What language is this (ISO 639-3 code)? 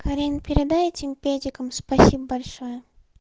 rus